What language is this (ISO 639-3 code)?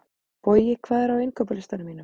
isl